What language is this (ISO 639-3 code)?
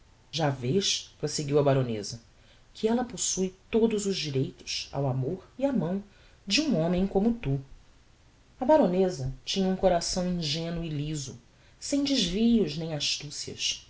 por